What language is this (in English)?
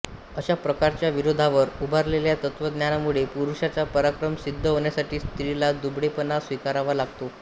Marathi